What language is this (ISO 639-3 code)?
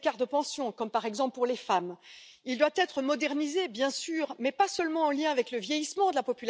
deu